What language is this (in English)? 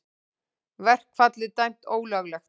Icelandic